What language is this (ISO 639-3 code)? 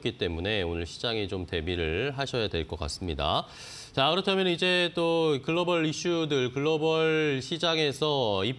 kor